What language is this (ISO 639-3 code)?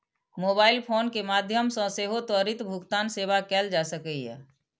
mai